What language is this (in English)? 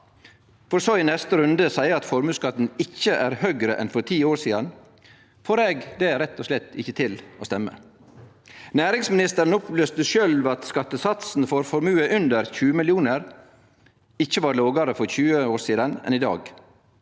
Norwegian